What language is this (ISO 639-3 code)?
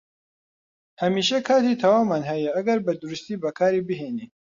ckb